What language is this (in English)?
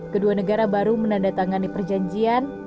Indonesian